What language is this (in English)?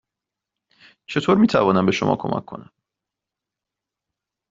Persian